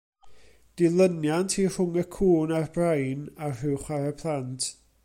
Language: Welsh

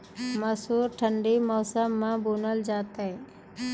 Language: Maithili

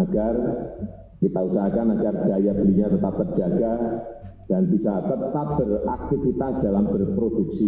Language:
Indonesian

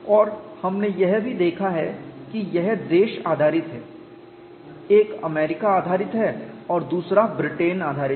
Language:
Hindi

